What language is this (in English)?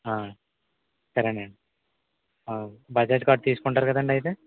Telugu